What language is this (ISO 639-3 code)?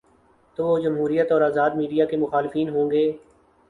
urd